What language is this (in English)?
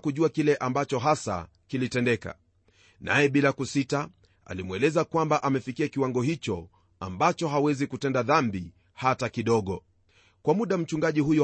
Swahili